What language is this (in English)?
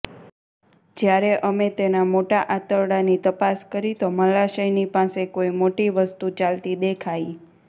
Gujarati